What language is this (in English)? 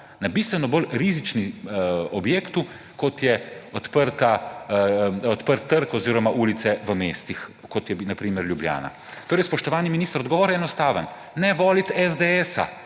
Slovenian